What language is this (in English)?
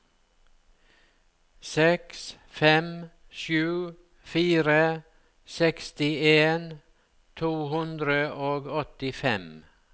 Norwegian